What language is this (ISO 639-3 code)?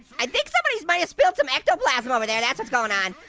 eng